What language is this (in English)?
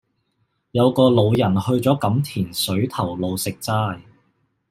Cantonese